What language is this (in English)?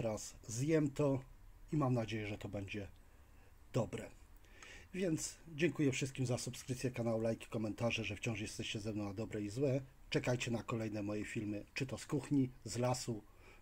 Polish